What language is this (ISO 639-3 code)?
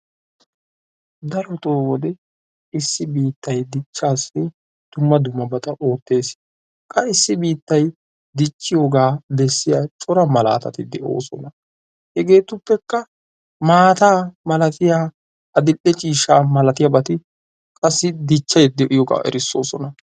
wal